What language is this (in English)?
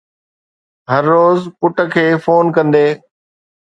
Sindhi